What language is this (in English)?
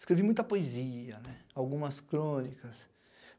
Portuguese